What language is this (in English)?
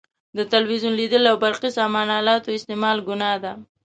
Pashto